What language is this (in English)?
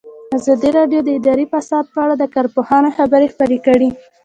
Pashto